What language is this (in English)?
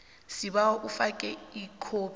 South Ndebele